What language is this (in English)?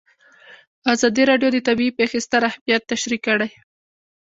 Pashto